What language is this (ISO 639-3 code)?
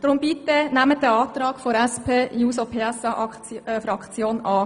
gsw